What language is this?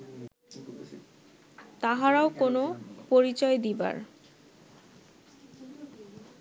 Bangla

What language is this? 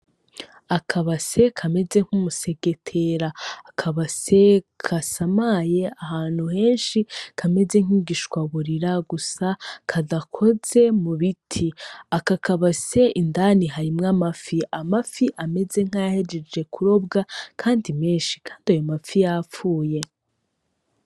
Rundi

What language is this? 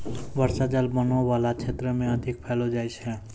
Maithili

